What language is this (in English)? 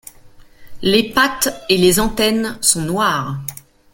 French